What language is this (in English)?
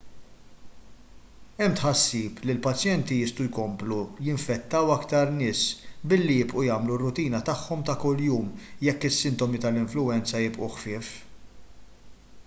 Maltese